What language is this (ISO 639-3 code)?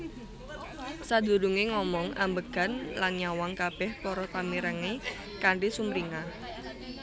jav